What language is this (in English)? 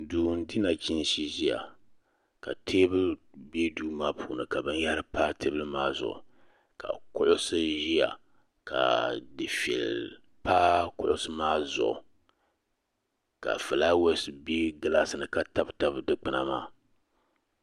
Dagbani